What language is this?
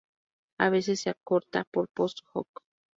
Spanish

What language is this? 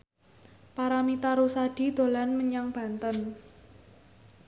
Javanese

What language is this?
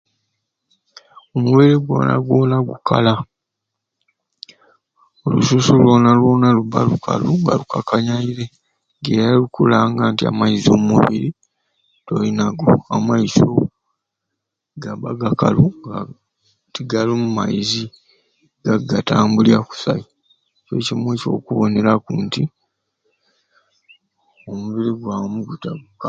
Ruuli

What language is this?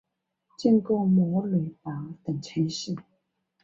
Chinese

